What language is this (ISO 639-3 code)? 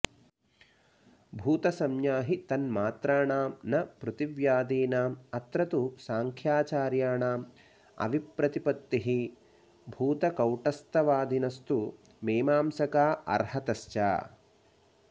san